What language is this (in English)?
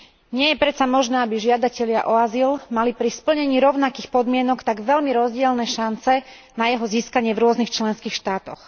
Slovak